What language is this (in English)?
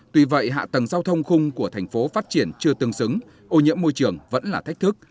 Vietnamese